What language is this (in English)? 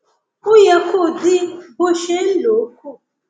Yoruba